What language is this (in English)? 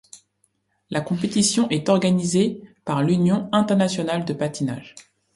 French